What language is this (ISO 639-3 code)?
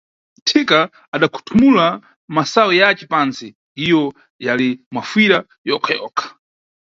nyu